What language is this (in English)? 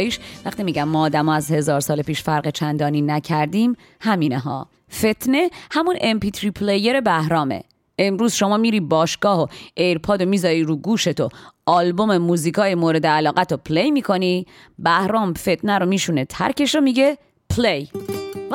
Persian